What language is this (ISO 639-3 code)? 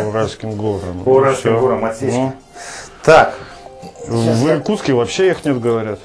rus